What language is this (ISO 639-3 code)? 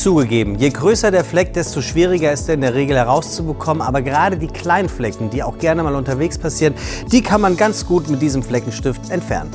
deu